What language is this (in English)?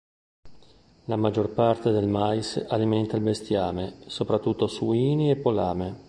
Italian